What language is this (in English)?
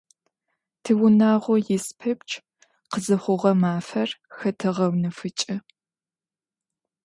Adyghe